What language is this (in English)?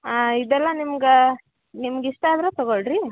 Kannada